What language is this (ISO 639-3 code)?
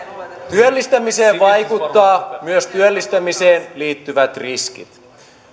fin